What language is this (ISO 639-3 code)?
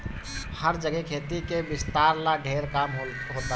bho